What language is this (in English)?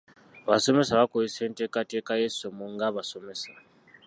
Ganda